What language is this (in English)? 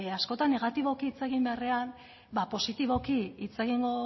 Basque